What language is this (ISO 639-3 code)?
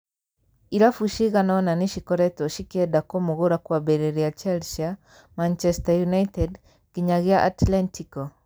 kik